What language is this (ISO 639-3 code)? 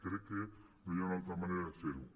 cat